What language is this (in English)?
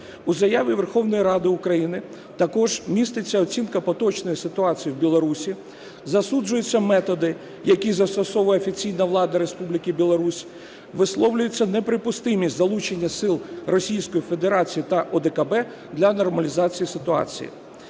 Ukrainian